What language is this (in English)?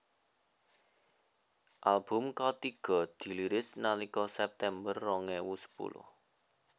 Javanese